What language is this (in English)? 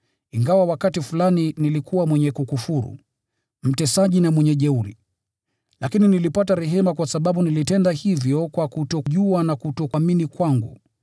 Swahili